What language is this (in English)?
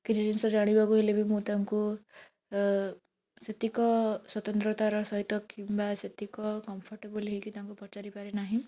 Odia